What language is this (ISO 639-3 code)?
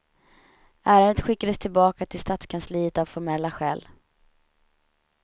swe